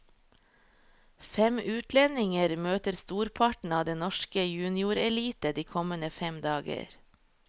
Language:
Norwegian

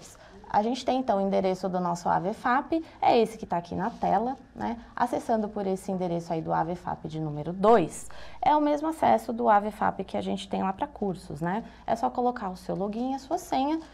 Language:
Portuguese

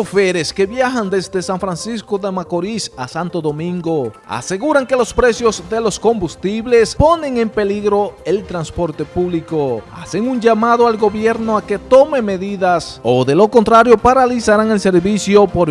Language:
Spanish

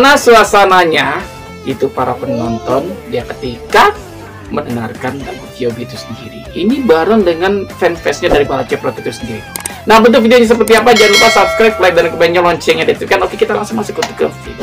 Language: Indonesian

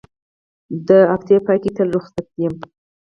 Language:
Pashto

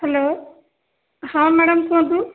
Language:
Odia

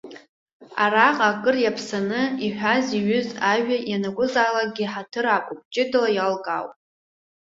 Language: Abkhazian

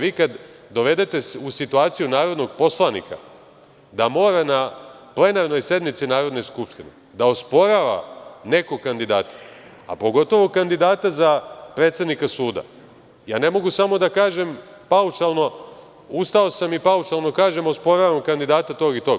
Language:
Serbian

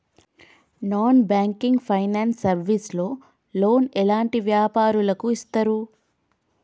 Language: Telugu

